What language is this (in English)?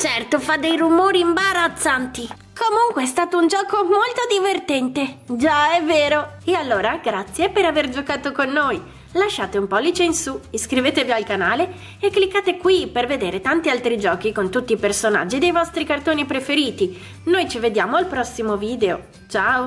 Italian